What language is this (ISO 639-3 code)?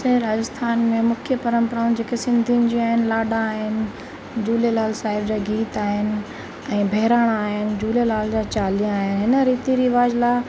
snd